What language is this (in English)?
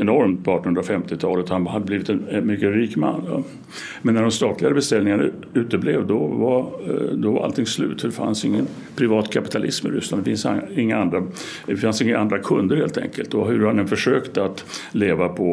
Swedish